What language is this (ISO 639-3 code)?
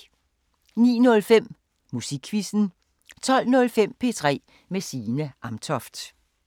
dan